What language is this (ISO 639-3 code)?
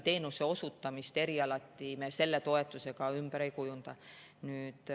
est